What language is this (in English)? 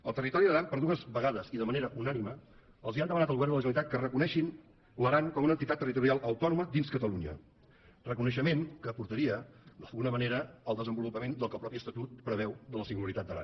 Catalan